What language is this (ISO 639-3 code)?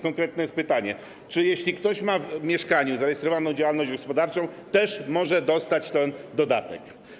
pol